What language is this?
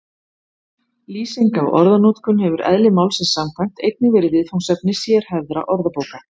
Icelandic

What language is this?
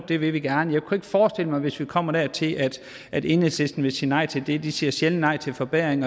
Danish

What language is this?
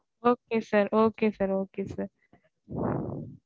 Tamil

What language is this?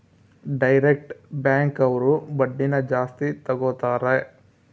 Kannada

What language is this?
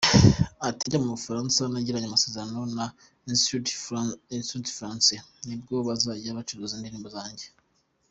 Kinyarwanda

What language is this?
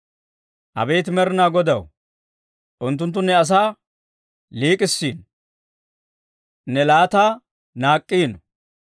Dawro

